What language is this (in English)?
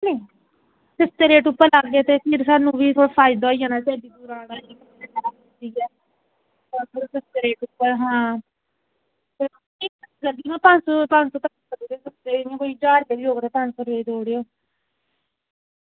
Dogri